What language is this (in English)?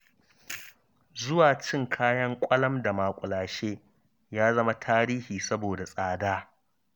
Hausa